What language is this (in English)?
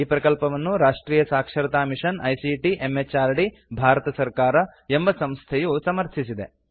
Kannada